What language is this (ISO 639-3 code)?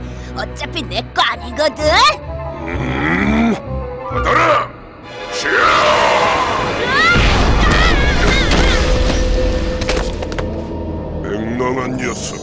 kor